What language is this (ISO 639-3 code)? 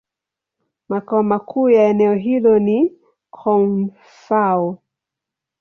swa